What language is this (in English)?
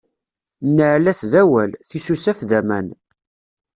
Kabyle